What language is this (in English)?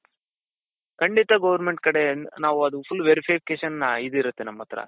Kannada